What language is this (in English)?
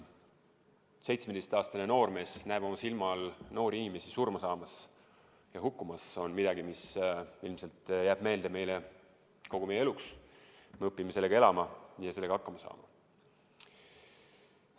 Estonian